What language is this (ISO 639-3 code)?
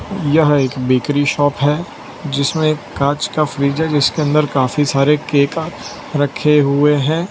hin